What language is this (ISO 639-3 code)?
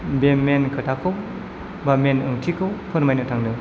brx